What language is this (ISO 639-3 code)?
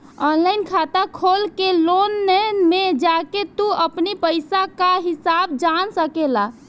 bho